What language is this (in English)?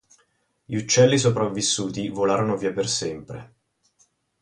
Italian